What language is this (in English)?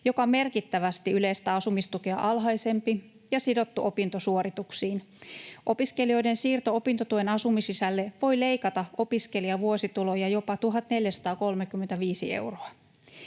Finnish